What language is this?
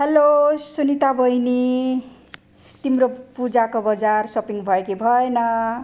Nepali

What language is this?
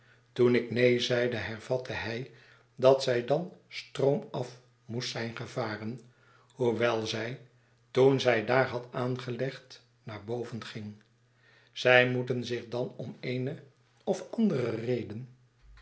Dutch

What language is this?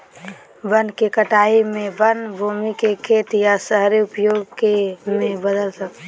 Magahi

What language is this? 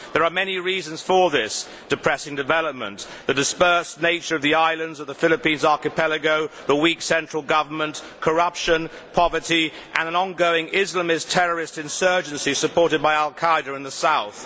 English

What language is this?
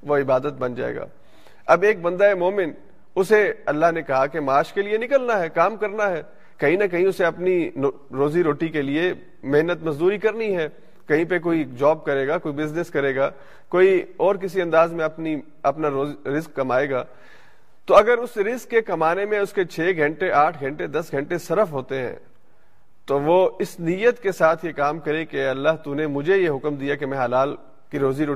Urdu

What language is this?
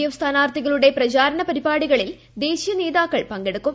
Malayalam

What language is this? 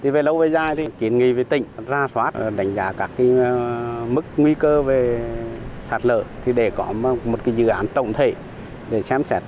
Vietnamese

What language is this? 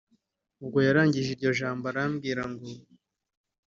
Kinyarwanda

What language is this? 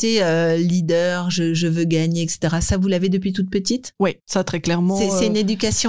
French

